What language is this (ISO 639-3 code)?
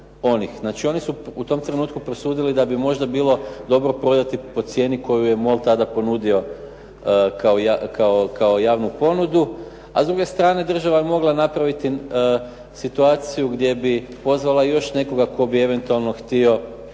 hrv